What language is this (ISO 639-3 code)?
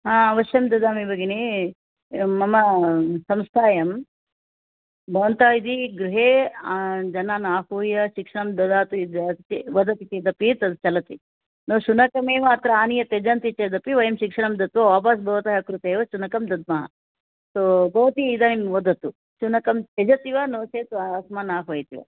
san